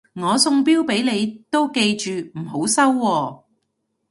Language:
Cantonese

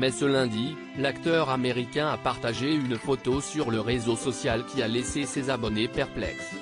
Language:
French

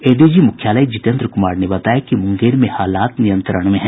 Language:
Hindi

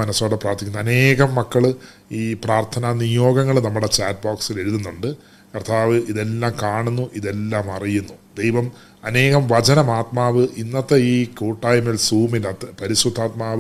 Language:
Malayalam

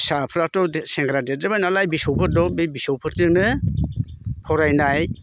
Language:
Bodo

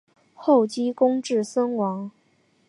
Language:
Chinese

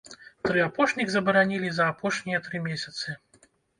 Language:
Belarusian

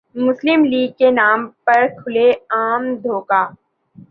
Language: Urdu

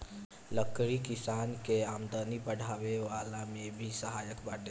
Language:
Bhojpuri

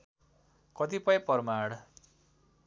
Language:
Nepali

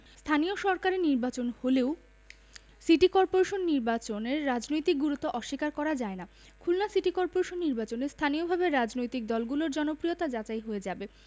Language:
Bangla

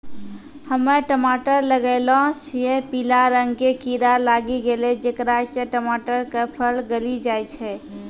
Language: Maithili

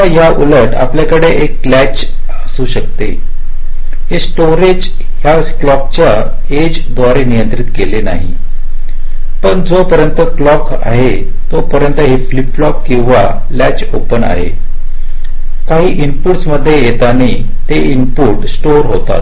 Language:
Marathi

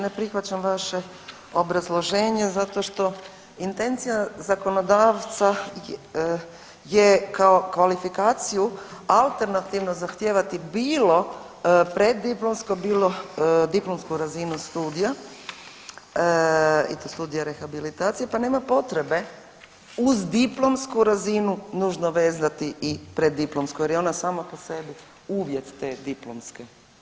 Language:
Croatian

